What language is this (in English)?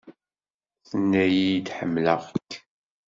Kabyle